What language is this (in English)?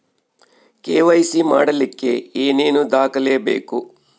Kannada